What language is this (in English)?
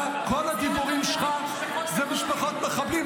Hebrew